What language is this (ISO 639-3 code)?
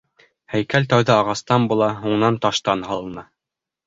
bak